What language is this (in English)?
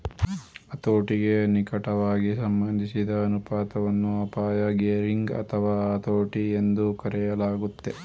Kannada